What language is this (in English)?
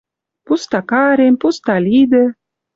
Western Mari